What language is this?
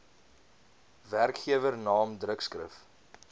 Afrikaans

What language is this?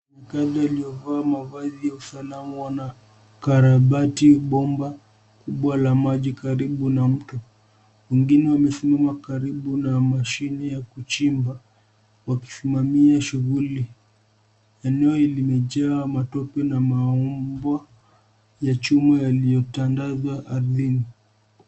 Swahili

